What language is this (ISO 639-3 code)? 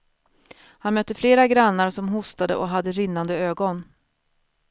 swe